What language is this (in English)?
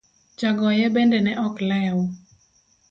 Luo (Kenya and Tanzania)